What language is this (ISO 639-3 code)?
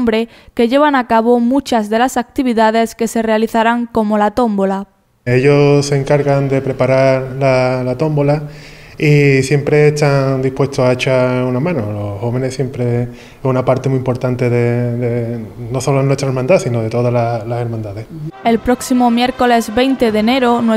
spa